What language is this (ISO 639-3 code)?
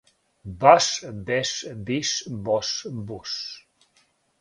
srp